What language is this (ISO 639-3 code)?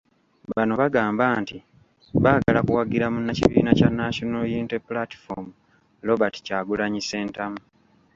lug